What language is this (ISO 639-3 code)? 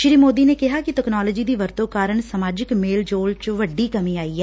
pan